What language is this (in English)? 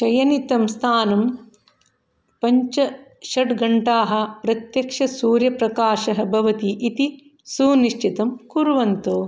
Sanskrit